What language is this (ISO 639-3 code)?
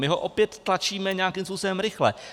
ces